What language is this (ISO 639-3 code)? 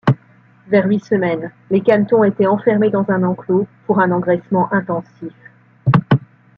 fra